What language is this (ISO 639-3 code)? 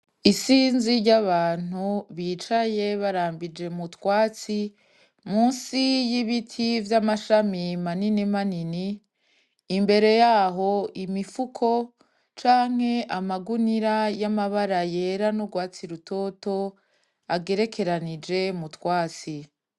run